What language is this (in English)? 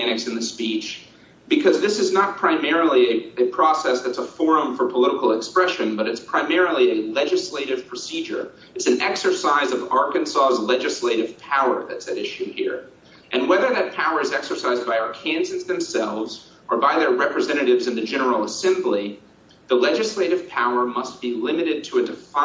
English